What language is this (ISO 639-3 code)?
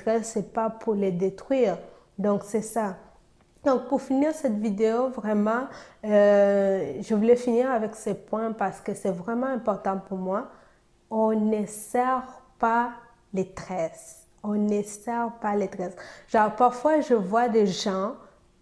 fra